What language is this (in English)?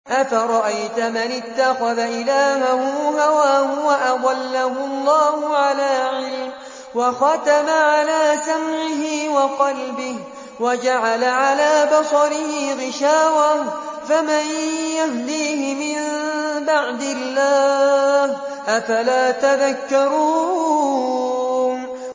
Arabic